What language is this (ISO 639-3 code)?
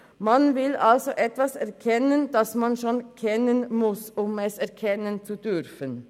gsw